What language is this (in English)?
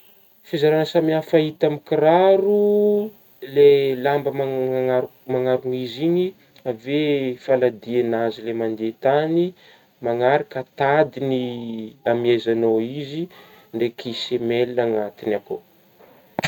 Northern Betsimisaraka Malagasy